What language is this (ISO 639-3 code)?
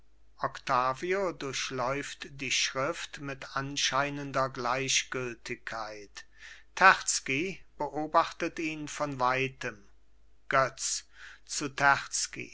deu